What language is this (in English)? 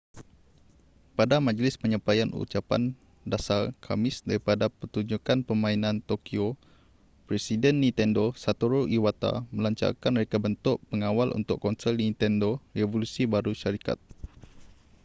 Malay